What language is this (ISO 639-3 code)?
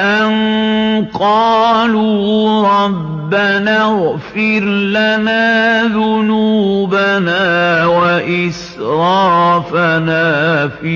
ara